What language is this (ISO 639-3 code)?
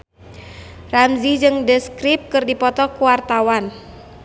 sun